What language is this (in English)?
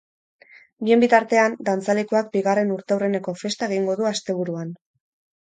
Basque